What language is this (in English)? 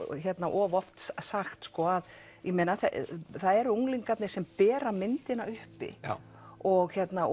Icelandic